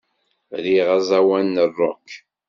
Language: Kabyle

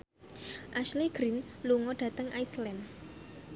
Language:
Javanese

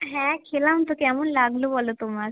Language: Bangla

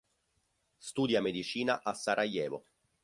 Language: Italian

